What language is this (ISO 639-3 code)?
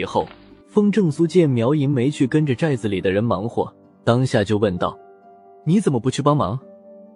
zho